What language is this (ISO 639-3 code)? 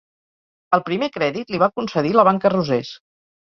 cat